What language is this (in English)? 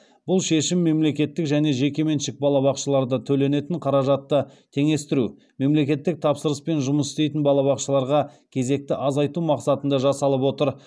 Kazakh